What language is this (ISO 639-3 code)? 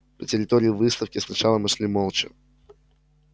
rus